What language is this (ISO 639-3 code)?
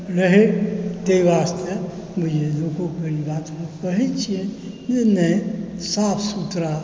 mai